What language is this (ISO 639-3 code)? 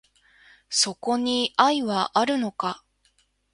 jpn